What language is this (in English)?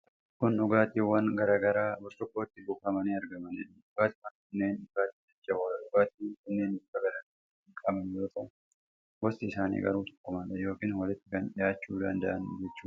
Oromo